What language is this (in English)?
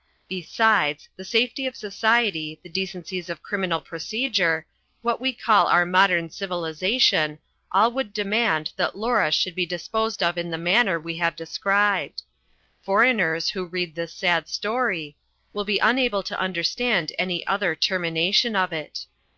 English